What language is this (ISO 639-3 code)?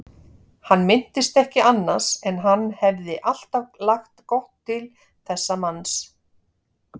isl